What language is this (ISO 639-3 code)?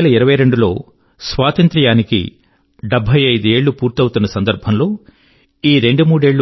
tel